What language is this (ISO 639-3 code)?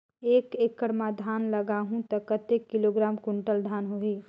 hne